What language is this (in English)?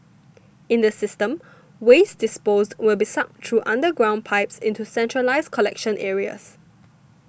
English